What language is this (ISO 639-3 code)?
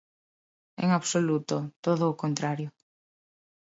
glg